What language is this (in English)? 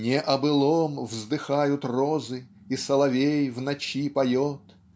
Russian